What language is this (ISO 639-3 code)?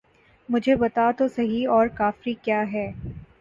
urd